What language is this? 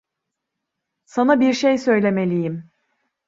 Turkish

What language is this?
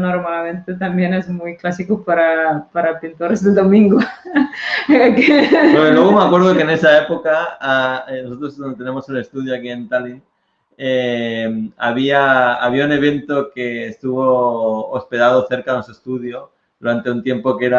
Spanish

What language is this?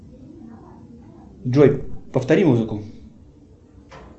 Russian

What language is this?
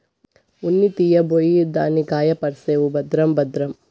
Telugu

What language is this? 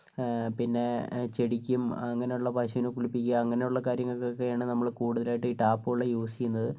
Malayalam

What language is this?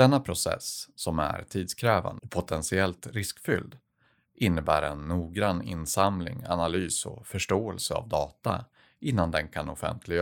Swedish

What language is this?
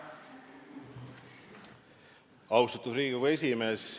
Estonian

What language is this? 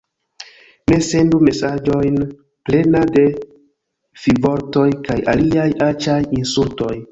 Esperanto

